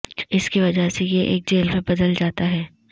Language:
Urdu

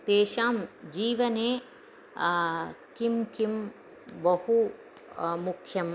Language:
Sanskrit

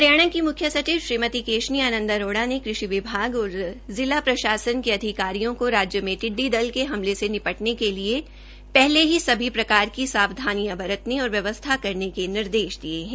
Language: Hindi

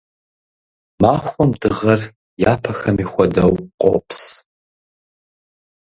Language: Kabardian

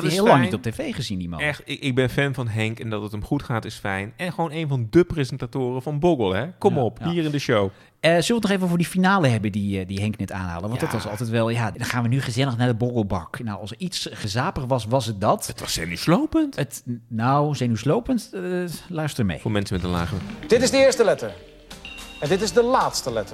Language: Dutch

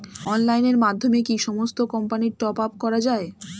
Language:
Bangla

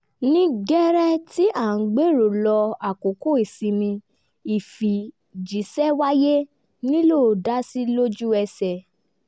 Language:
Yoruba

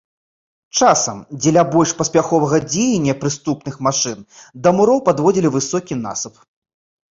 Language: Belarusian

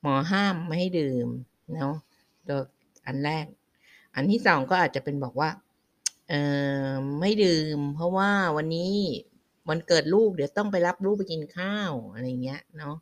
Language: Thai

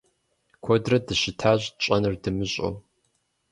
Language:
Kabardian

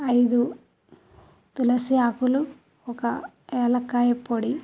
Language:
Telugu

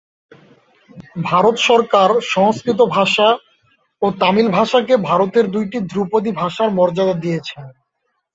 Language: Bangla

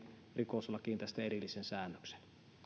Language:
Finnish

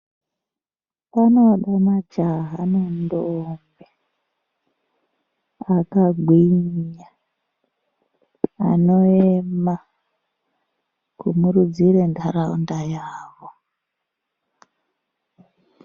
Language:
Ndau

